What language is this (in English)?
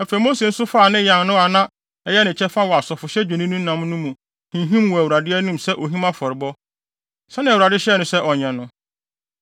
Akan